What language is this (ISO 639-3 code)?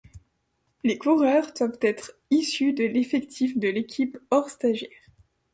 fra